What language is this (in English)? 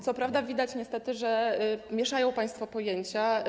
Polish